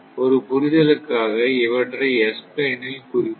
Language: Tamil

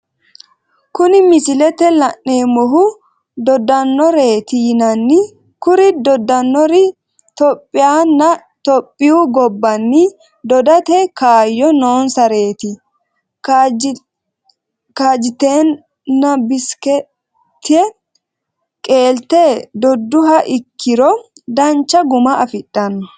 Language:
Sidamo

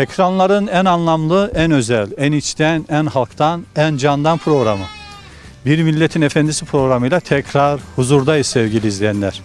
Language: Turkish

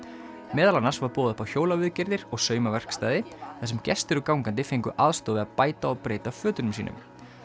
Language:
Icelandic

